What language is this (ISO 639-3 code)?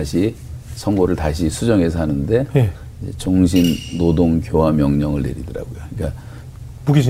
kor